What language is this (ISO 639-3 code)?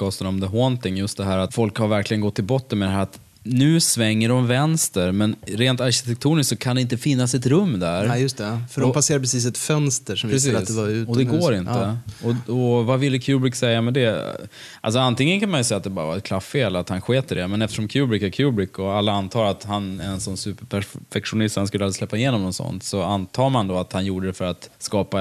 swe